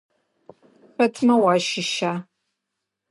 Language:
Adyghe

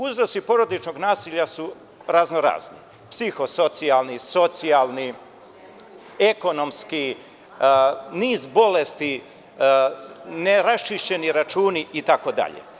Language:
Serbian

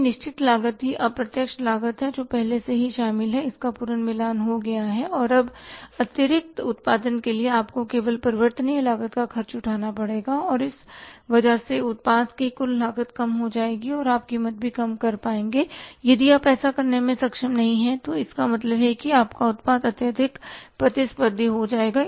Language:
Hindi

